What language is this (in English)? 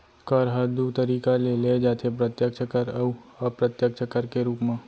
Chhattisgarhi